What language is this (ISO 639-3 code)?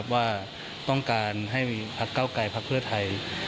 tha